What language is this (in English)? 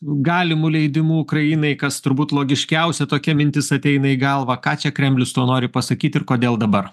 Lithuanian